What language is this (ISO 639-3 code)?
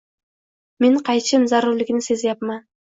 uzb